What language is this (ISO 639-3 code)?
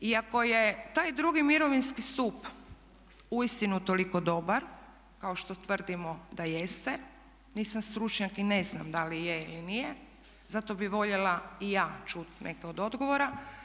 hrv